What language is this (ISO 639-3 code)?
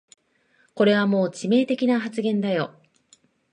jpn